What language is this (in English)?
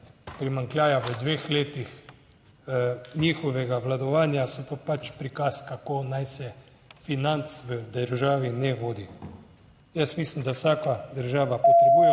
Slovenian